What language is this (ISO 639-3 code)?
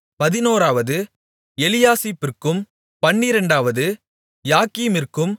tam